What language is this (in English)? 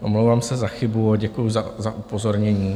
Czech